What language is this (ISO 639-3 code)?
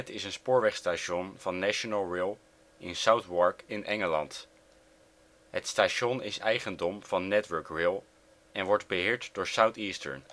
nld